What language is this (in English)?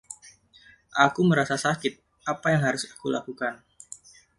Indonesian